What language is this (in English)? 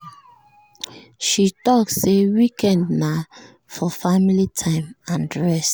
Nigerian Pidgin